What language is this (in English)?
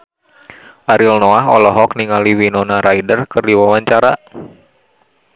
Sundanese